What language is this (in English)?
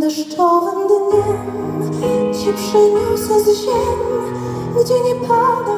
Latvian